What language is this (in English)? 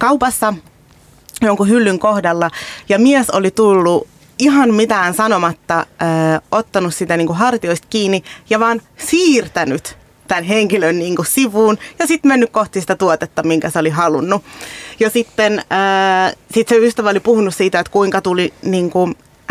Finnish